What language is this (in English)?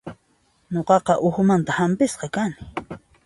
Puno Quechua